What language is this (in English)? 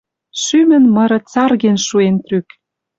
Western Mari